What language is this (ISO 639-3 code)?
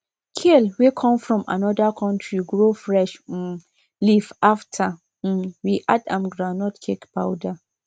pcm